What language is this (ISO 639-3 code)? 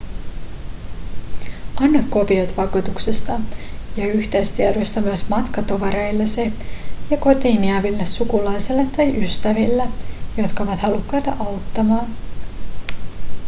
fin